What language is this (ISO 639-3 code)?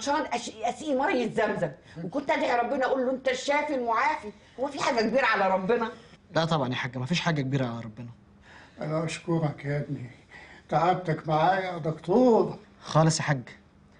ara